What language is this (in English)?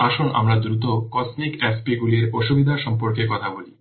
Bangla